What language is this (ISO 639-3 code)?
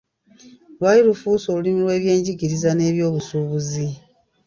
lug